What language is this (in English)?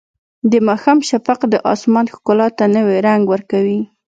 Pashto